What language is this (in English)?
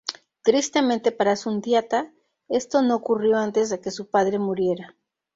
Spanish